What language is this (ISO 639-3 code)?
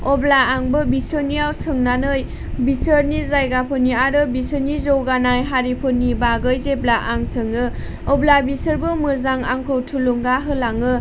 brx